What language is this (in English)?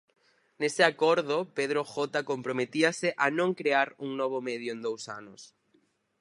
Galician